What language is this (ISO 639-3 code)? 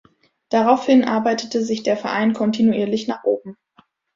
deu